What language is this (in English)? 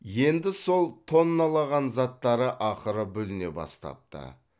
Kazakh